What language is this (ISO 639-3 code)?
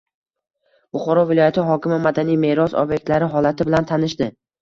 uzb